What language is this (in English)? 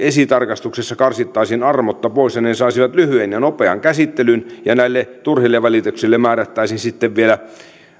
Finnish